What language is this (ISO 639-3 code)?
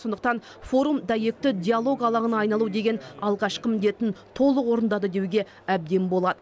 kaz